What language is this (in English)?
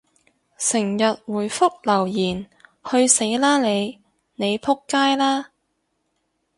Cantonese